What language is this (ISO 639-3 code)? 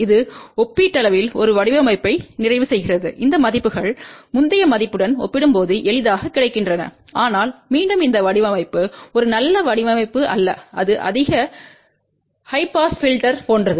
tam